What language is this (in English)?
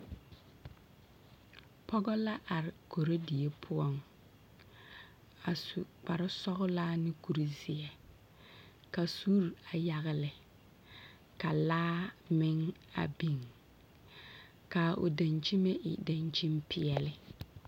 Southern Dagaare